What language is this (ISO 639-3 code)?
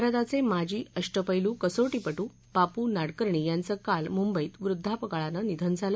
mar